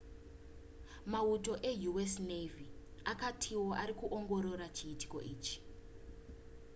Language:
Shona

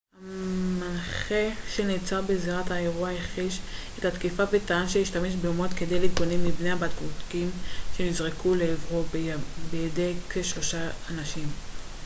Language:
Hebrew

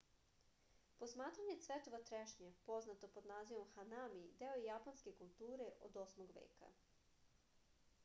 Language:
Serbian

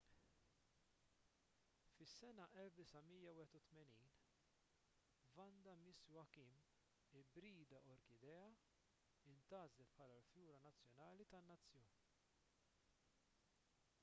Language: Maltese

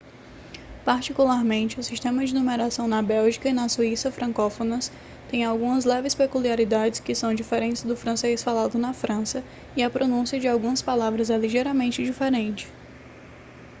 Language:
Portuguese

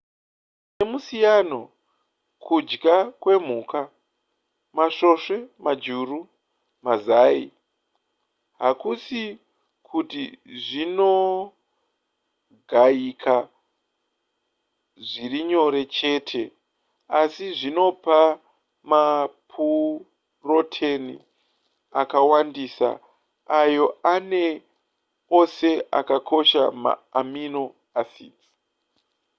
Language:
Shona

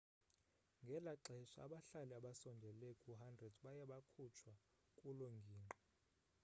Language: Xhosa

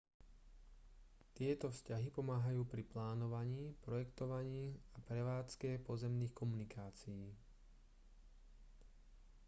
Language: Slovak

